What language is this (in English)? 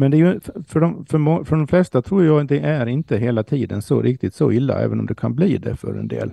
Swedish